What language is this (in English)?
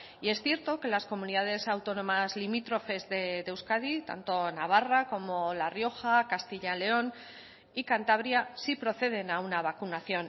Spanish